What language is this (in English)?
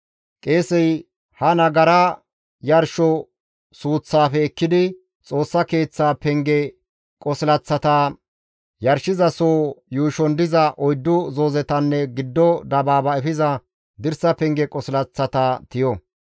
Gamo